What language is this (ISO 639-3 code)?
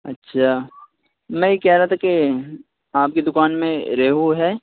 urd